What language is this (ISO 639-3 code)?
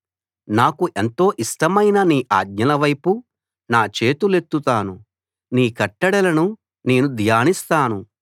tel